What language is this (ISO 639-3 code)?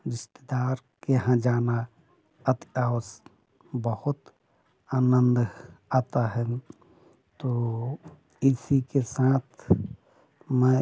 hin